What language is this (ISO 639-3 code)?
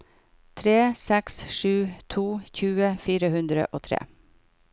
nor